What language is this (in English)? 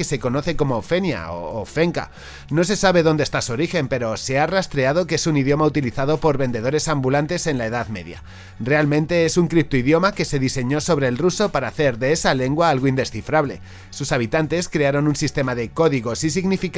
Spanish